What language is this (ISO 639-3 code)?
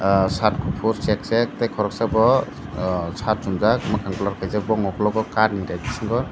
trp